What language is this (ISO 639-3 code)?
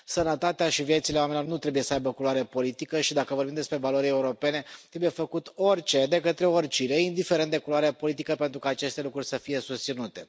ron